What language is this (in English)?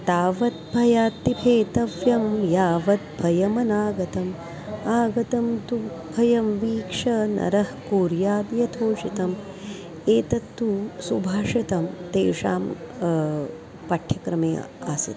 Sanskrit